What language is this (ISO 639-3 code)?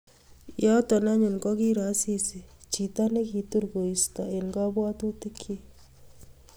kln